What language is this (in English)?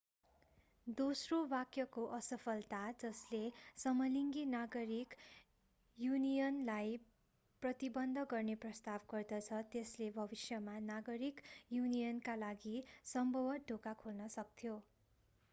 Nepali